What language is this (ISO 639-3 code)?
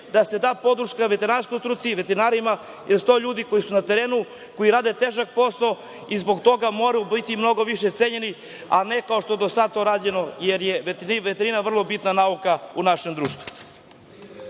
srp